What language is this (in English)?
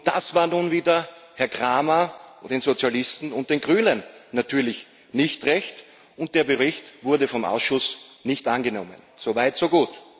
German